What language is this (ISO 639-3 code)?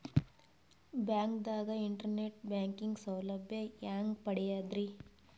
kan